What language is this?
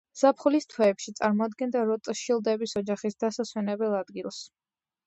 Georgian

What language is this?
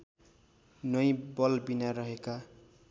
Nepali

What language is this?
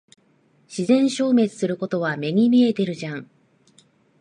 Japanese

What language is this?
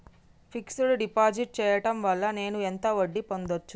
Telugu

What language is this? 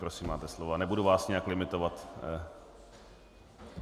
Czech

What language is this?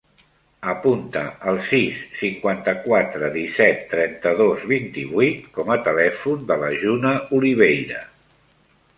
Catalan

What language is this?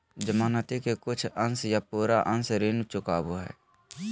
Magahi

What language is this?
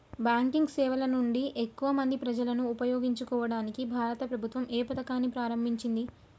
Telugu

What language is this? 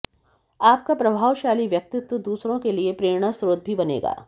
Hindi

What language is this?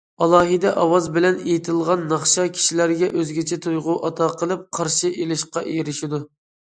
Uyghur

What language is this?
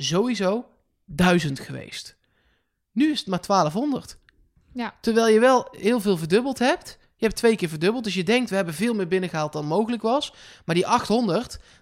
Dutch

